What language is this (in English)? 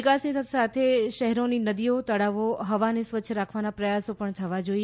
Gujarati